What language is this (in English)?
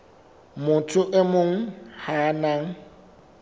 Southern Sotho